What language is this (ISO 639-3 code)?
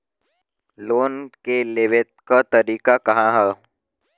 bho